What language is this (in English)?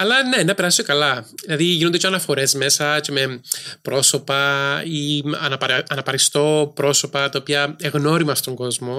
Greek